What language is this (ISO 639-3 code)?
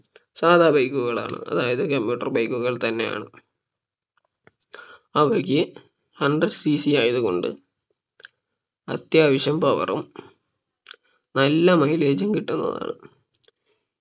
mal